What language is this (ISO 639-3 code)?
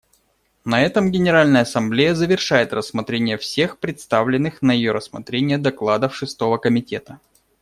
rus